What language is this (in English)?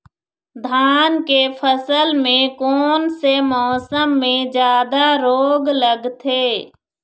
Chhattisgarhi